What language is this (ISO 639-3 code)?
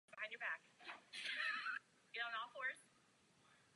ces